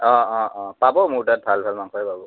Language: Assamese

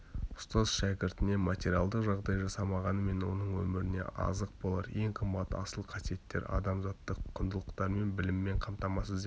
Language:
Kazakh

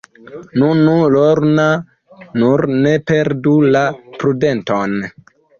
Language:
Esperanto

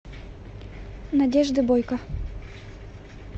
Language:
Russian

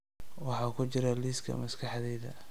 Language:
Somali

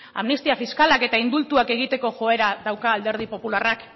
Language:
Basque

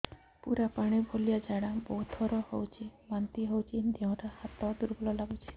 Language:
Odia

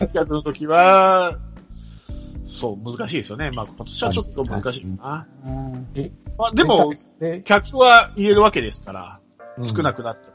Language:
Japanese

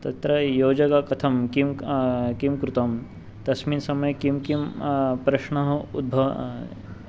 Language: Sanskrit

